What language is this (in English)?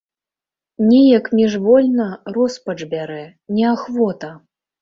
Belarusian